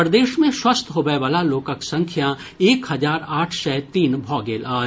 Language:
Maithili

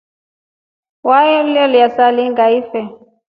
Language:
Rombo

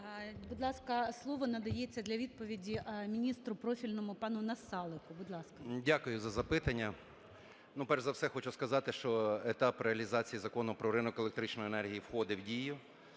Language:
Ukrainian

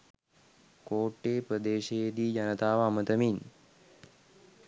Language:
Sinhala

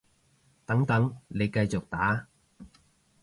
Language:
Cantonese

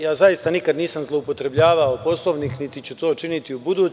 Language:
Serbian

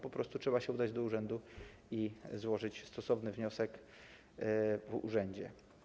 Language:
Polish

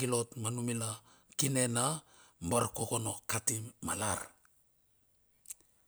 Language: Bilur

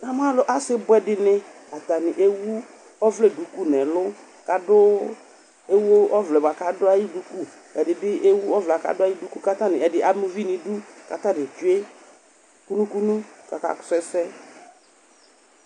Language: Ikposo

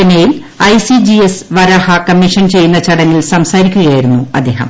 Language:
Malayalam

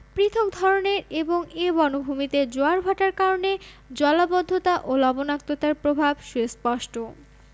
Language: Bangla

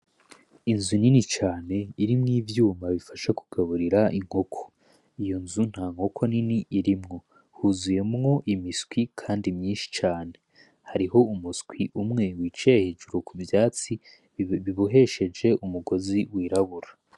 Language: Rundi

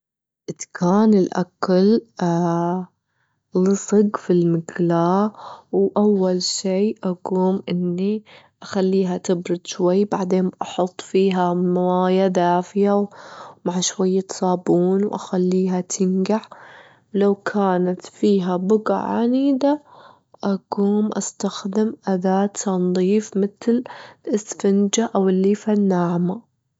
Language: Gulf Arabic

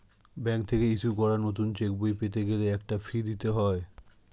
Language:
Bangla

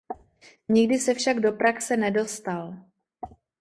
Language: Czech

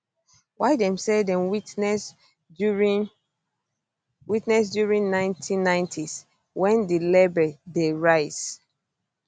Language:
Nigerian Pidgin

